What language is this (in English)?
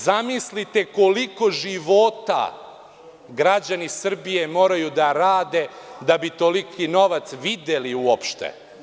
Serbian